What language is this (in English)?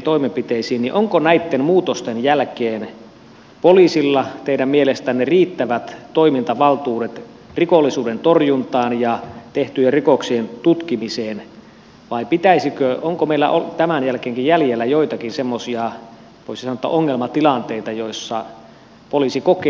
Finnish